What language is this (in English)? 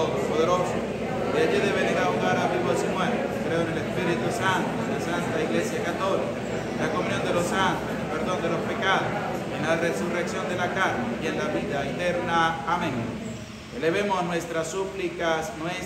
Spanish